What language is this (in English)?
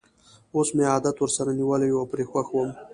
Pashto